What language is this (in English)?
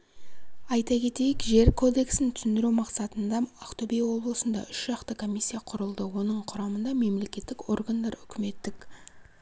Kazakh